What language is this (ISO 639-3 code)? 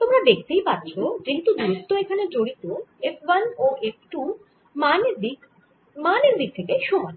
ben